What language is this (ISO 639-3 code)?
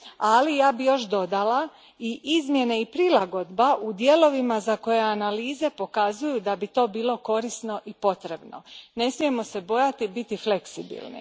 hrv